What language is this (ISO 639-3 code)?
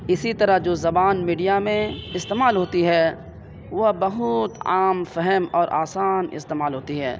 urd